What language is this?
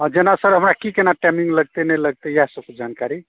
Maithili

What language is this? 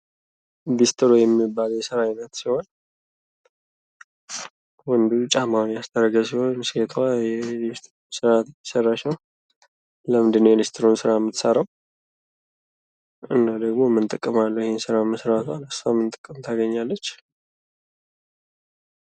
Amharic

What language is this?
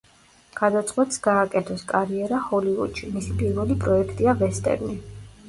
Georgian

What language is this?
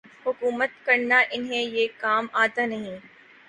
Urdu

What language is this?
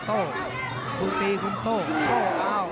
Thai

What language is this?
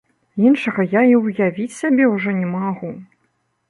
Belarusian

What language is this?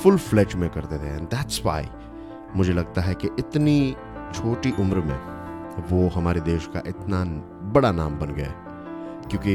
Hindi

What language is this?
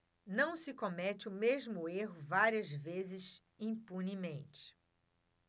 Portuguese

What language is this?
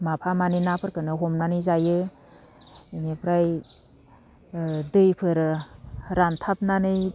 Bodo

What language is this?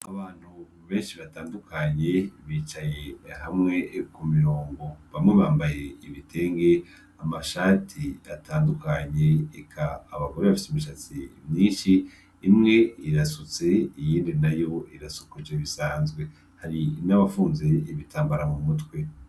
Rundi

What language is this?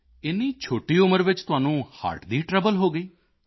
Punjabi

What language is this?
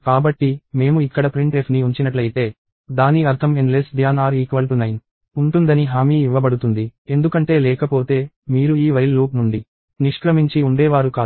Telugu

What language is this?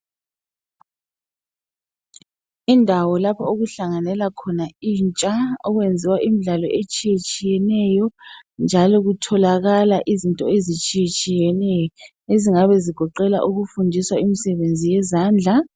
North Ndebele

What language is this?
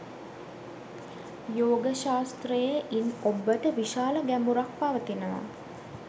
Sinhala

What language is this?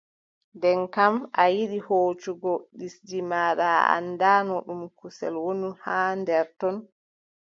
Adamawa Fulfulde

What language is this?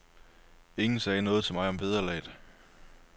Danish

